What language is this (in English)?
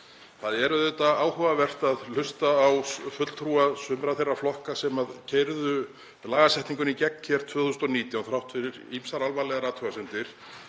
Icelandic